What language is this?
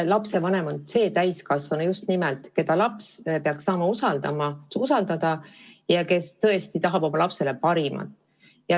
Estonian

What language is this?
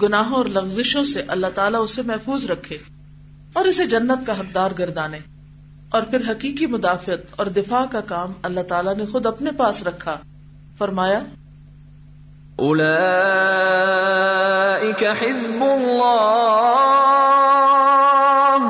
Urdu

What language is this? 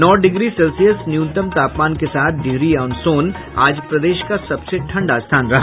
Hindi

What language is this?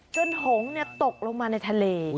Thai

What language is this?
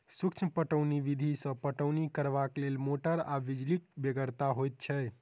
Maithili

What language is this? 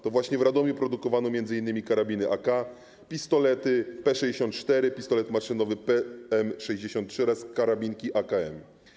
Polish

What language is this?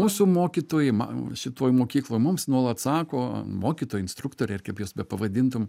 Lithuanian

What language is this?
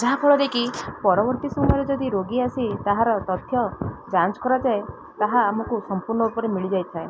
Odia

